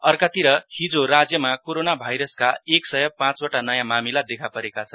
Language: Nepali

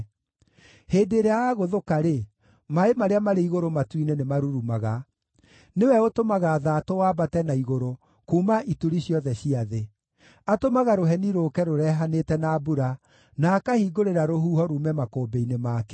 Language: Kikuyu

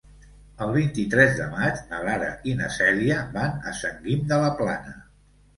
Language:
Catalan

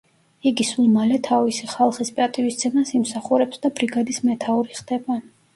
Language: Georgian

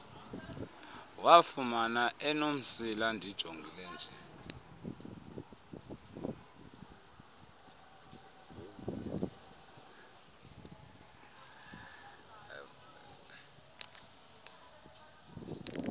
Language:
Xhosa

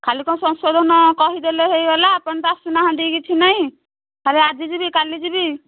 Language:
Odia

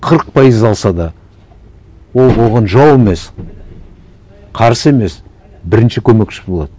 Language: Kazakh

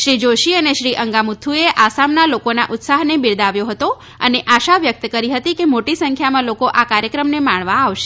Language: Gujarati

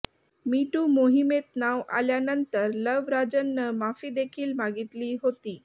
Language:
Marathi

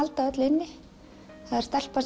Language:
Icelandic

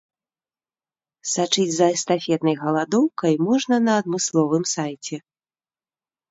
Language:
Belarusian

